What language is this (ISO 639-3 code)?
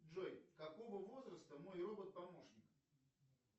rus